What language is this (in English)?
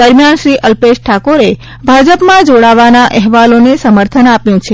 Gujarati